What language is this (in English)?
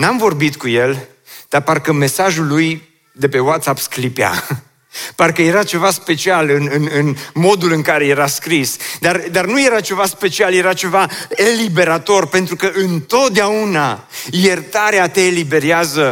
Romanian